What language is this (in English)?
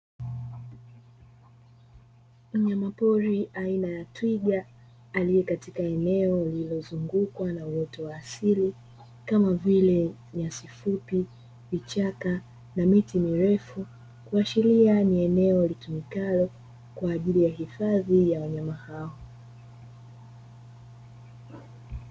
Swahili